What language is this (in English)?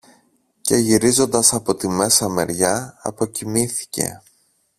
Greek